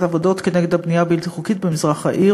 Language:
Hebrew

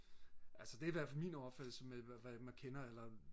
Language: Danish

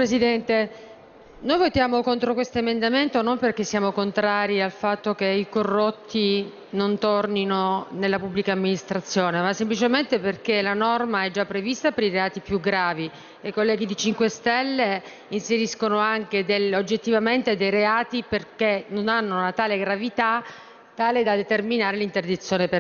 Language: Italian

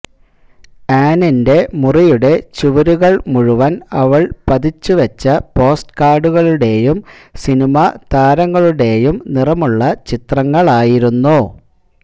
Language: Malayalam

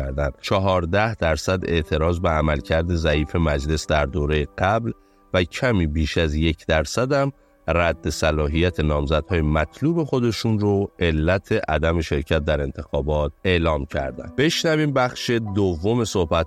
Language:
Persian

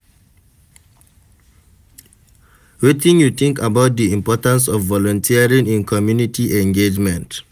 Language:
Nigerian Pidgin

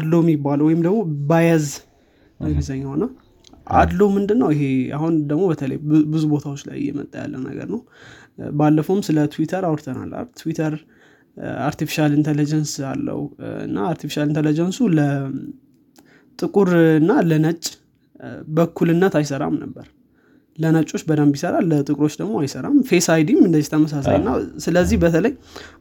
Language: Amharic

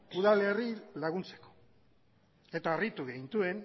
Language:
Basque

